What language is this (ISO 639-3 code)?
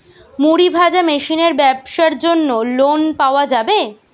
ben